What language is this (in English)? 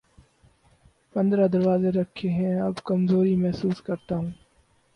Urdu